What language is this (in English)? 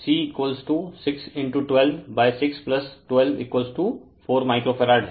Hindi